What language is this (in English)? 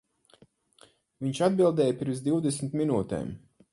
Latvian